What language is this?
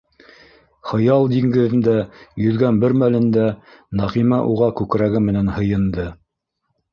Bashkir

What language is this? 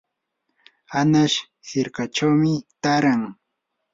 Yanahuanca Pasco Quechua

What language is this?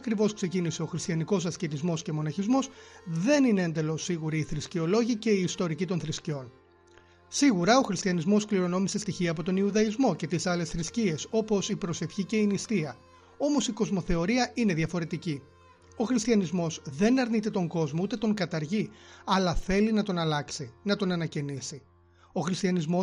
Greek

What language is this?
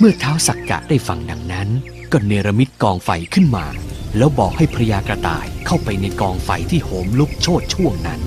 Thai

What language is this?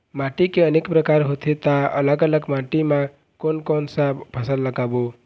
Chhattisgarhi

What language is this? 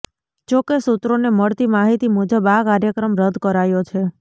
Gujarati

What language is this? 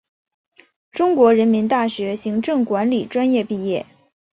Chinese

